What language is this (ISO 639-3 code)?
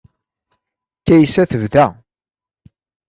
kab